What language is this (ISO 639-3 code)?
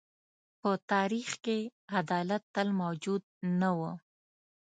pus